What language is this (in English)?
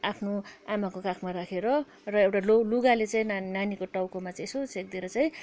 Nepali